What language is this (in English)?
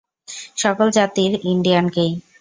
Bangla